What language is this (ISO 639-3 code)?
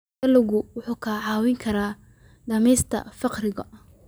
som